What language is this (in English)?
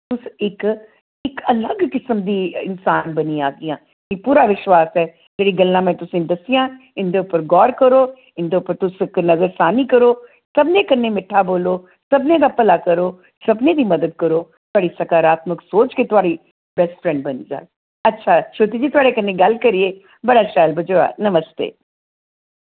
Dogri